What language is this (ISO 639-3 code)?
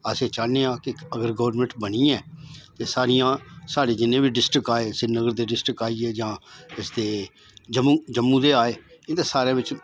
doi